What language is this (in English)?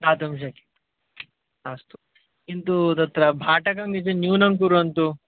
Sanskrit